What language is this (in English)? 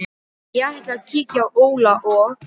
Icelandic